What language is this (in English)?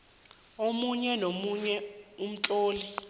South Ndebele